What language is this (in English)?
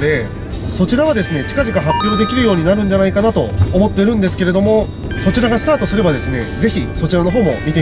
Japanese